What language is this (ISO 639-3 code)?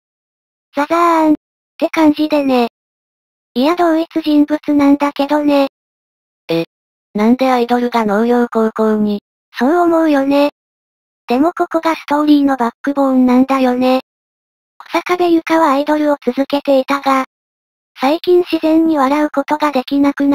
jpn